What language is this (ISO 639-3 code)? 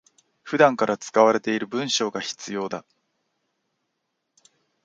jpn